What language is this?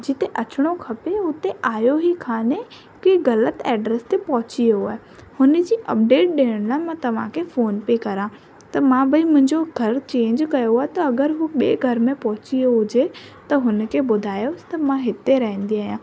Sindhi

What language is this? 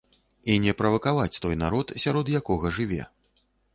Belarusian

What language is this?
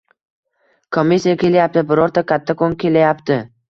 Uzbek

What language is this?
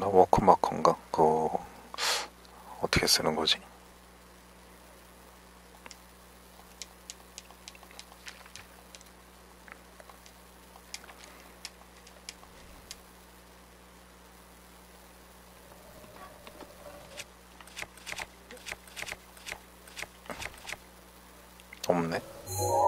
Korean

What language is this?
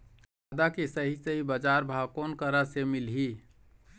Chhattisgarhi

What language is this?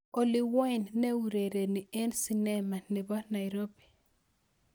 Kalenjin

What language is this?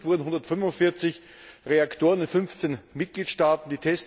German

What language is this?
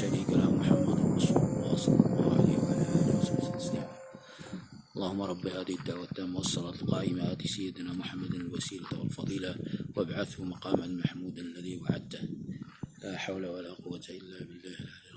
Arabic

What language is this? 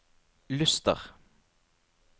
Norwegian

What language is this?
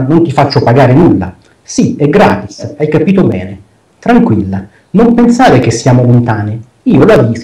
Italian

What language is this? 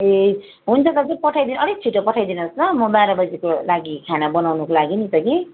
Nepali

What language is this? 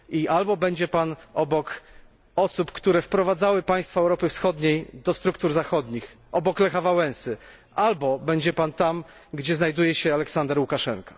Polish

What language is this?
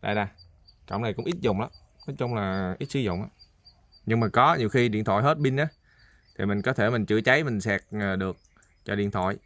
Vietnamese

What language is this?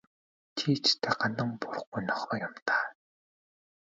Mongolian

